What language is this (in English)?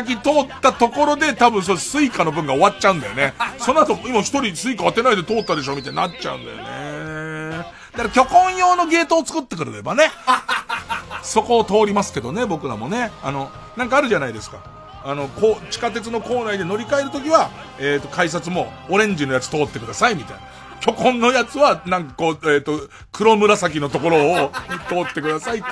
Japanese